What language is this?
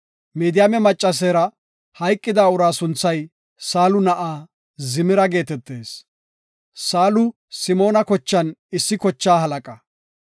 Gofa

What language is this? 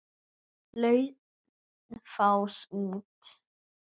Icelandic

